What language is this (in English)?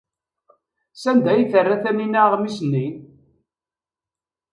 Kabyle